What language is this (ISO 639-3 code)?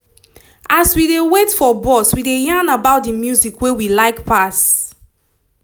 pcm